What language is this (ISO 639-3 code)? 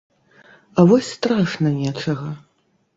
bel